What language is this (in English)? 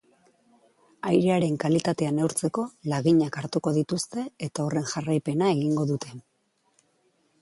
Basque